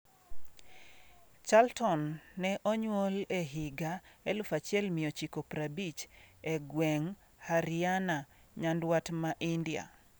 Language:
Luo (Kenya and Tanzania)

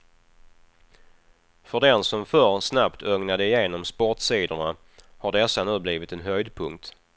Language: Swedish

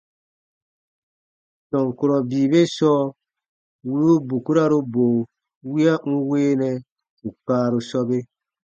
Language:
Baatonum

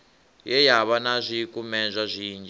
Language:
Venda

